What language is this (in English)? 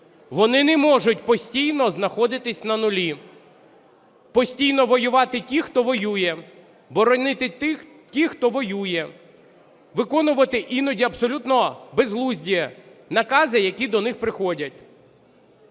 Ukrainian